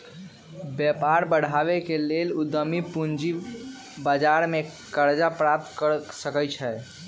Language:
Magahi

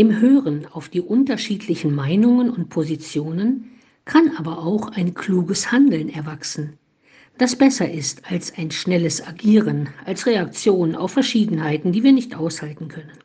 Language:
German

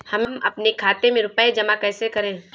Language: Hindi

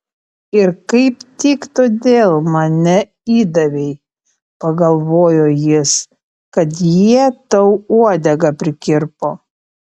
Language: Lithuanian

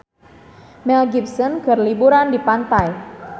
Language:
Sundanese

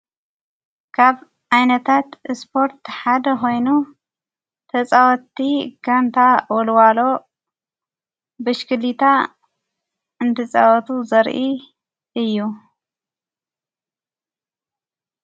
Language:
Tigrinya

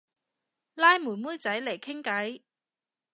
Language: Cantonese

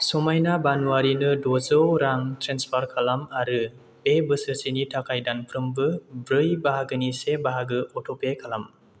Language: Bodo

